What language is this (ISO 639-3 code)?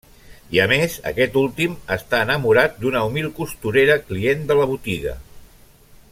cat